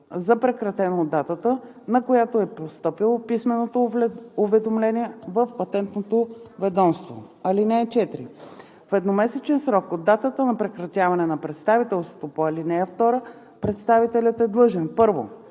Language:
Bulgarian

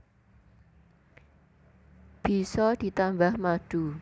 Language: Javanese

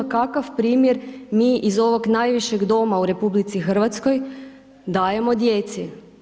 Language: Croatian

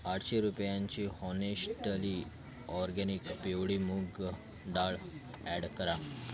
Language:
Marathi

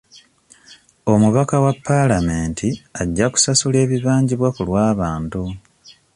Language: Ganda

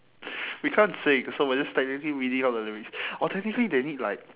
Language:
English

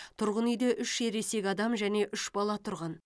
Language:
Kazakh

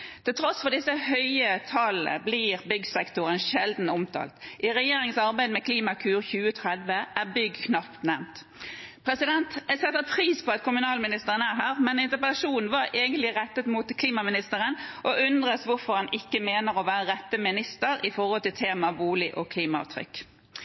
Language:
Norwegian Bokmål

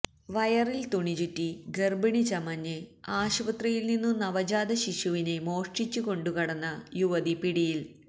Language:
Malayalam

